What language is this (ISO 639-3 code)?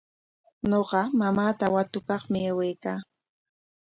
qwa